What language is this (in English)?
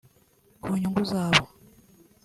Kinyarwanda